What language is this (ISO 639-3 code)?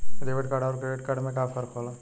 bho